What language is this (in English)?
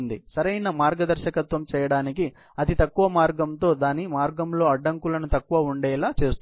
Telugu